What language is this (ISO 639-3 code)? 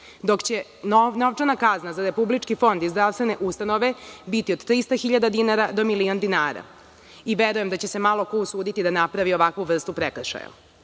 srp